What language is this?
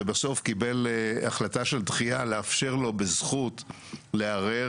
Hebrew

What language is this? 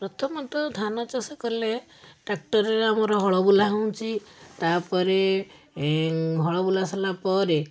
Odia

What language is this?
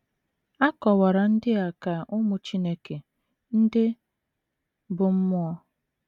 Igbo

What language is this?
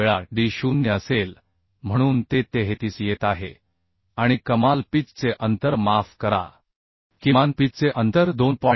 Marathi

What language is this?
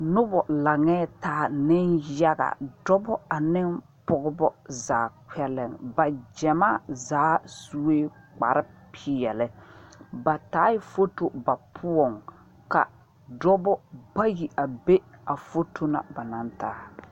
Southern Dagaare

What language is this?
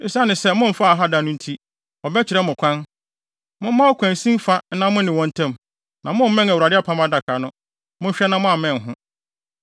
Akan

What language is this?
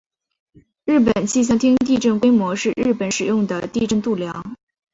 Chinese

